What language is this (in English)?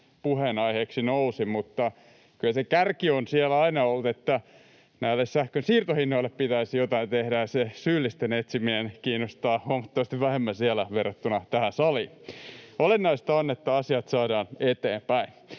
Finnish